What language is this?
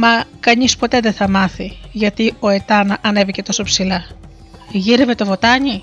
Greek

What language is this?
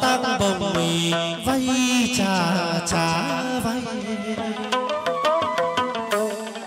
Thai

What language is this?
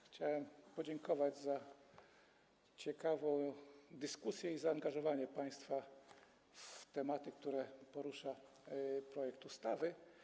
Polish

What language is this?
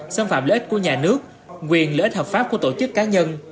Vietnamese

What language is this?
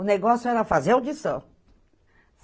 Portuguese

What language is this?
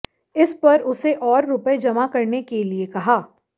Hindi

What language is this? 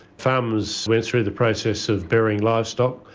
English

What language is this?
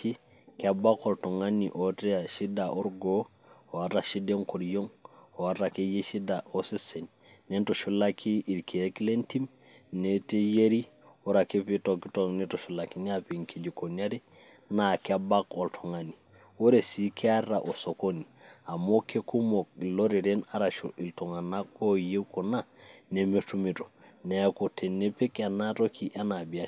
Masai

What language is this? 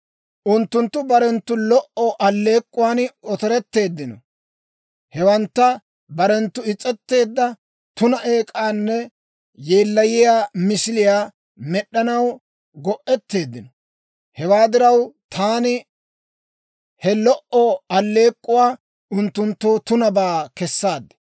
Dawro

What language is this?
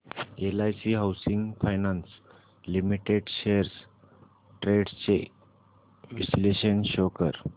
Marathi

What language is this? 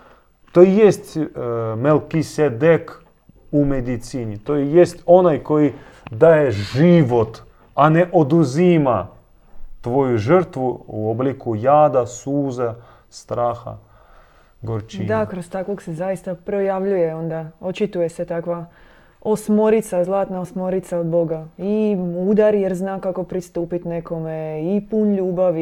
Croatian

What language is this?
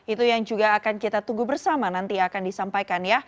Indonesian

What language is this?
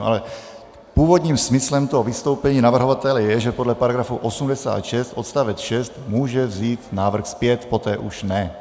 Czech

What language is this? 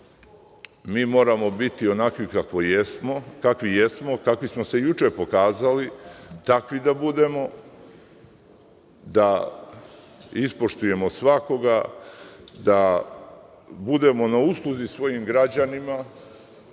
Serbian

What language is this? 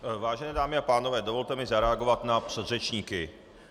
Czech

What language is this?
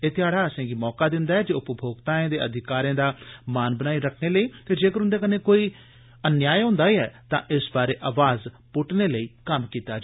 Dogri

